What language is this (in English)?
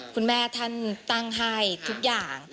Thai